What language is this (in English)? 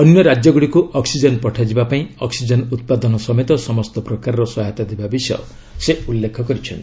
Odia